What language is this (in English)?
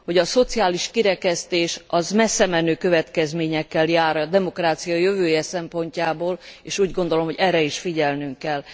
Hungarian